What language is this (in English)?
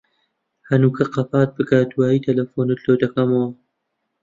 Central Kurdish